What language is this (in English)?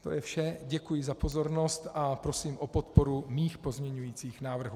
Czech